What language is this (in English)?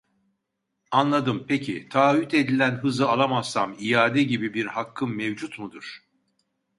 Turkish